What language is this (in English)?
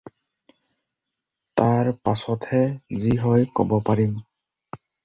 Assamese